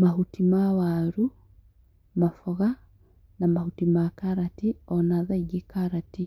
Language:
Kikuyu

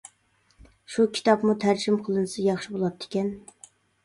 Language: Uyghur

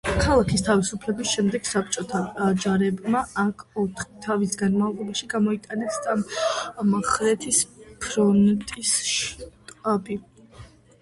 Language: Georgian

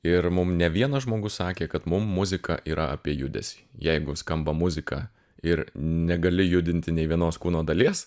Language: Lithuanian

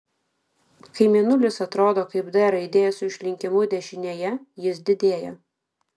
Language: Lithuanian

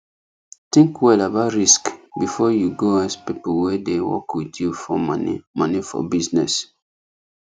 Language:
Nigerian Pidgin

